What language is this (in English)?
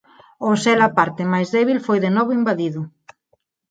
Galician